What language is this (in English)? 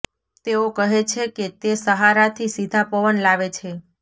Gujarati